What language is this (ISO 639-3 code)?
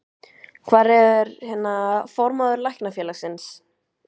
isl